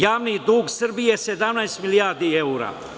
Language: Serbian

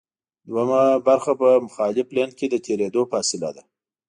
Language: Pashto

